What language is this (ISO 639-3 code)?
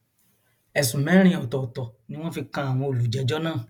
yor